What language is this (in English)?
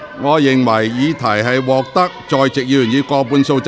Cantonese